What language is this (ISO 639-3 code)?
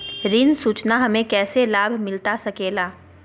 mag